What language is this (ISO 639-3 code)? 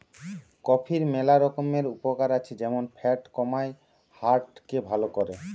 ben